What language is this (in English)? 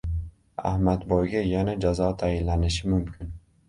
Uzbek